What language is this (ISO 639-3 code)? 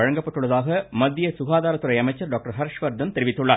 tam